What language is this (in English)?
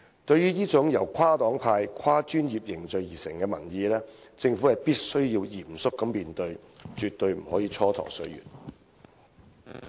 Cantonese